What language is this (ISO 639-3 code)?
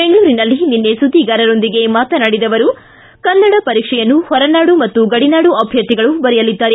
kan